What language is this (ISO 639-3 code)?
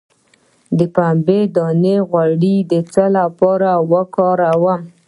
pus